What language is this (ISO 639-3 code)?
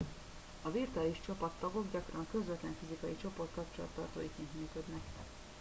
hun